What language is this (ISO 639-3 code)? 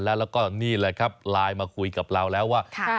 tha